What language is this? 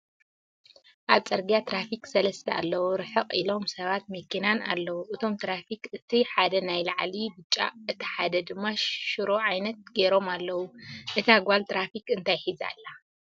Tigrinya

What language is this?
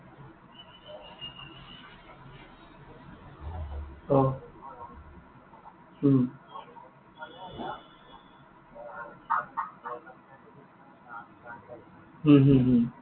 Assamese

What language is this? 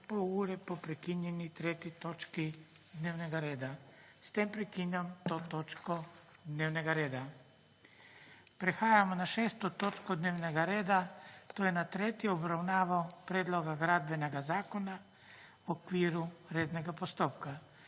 Slovenian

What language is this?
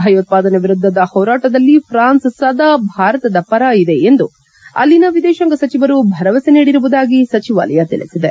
Kannada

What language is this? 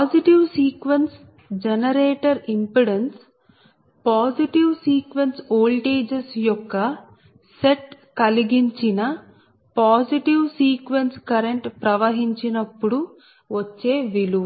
Telugu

